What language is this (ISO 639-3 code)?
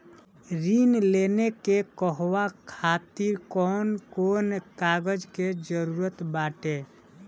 bho